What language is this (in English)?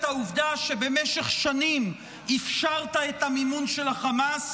Hebrew